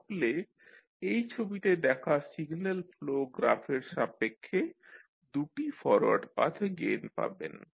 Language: Bangla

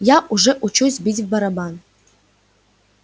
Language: Russian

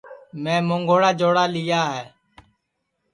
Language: Sansi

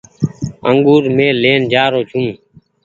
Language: Goaria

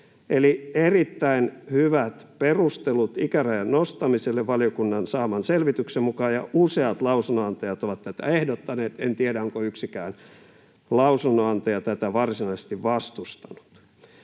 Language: Finnish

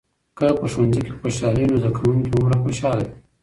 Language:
Pashto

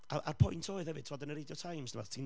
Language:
Welsh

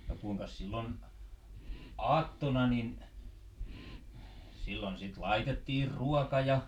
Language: Finnish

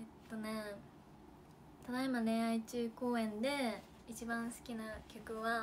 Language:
Japanese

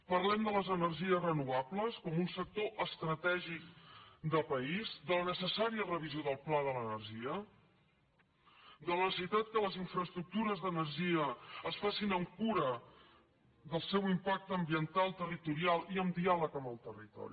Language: Catalan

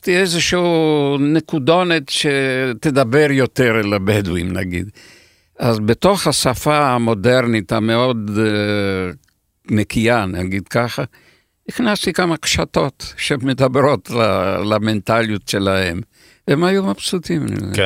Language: Hebrew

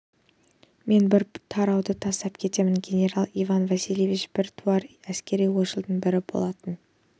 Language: Kazakh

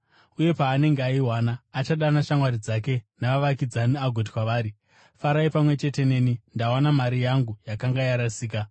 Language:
Shona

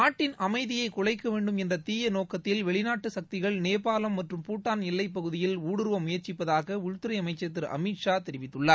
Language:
Tamil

